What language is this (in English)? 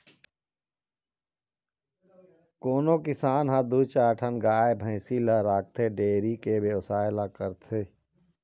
Chhattisgarhi